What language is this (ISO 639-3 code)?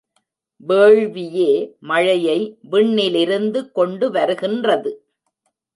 tam